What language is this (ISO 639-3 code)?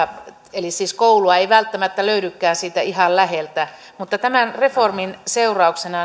fin